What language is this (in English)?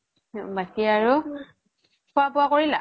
Assamese